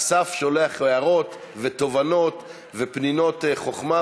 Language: Hebrew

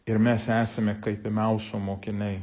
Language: Lithuanian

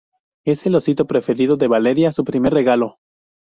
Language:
Spanish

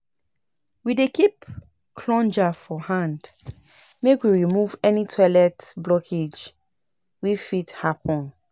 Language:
Nigerian Pidgin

